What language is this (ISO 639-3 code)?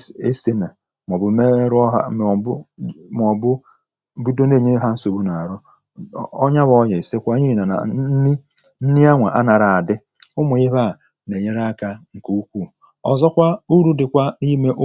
ibo